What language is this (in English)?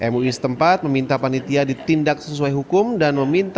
Indonesian